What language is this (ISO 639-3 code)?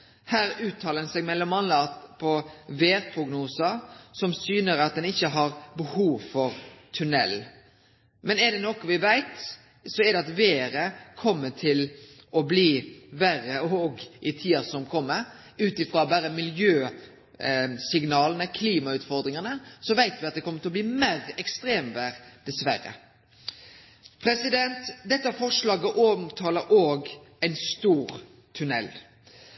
nno